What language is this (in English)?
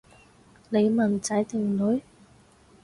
Cantonese